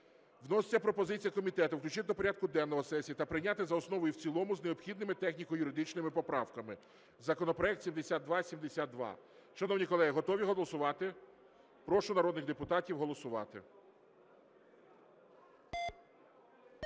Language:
Ukrainian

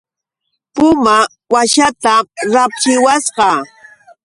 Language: Yauyos Quechua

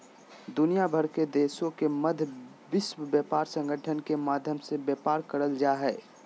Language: Magahi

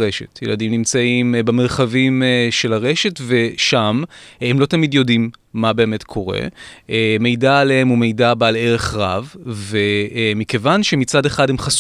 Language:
Hebrew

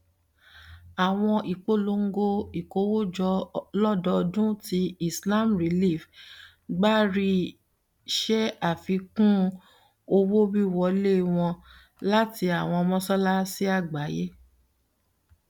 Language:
Yoruba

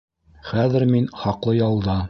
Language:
Bashkir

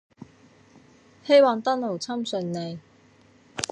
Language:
Cantonese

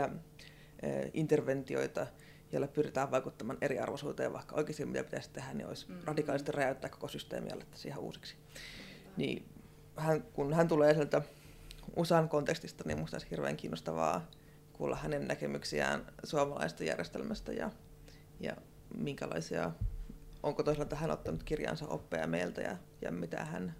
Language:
Finnish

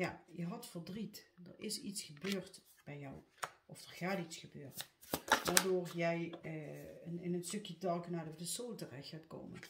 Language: Dutch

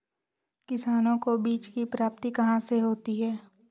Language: Hindi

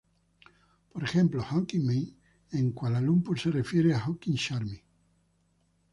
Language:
Spanish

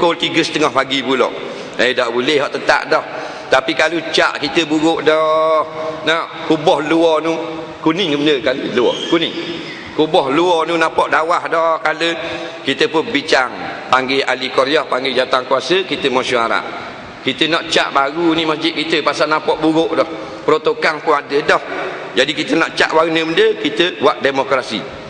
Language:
Malay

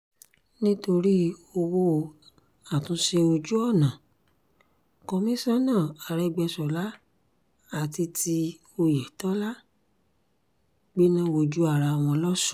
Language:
Yoruba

